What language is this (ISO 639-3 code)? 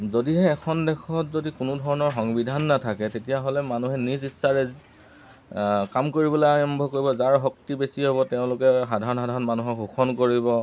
asm